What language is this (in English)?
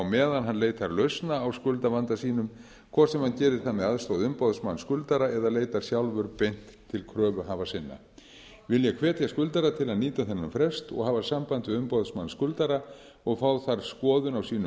Icelandic